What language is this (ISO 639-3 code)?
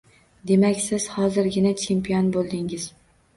uzb